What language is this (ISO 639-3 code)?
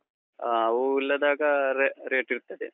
kan